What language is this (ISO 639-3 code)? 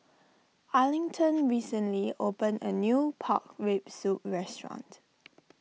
eng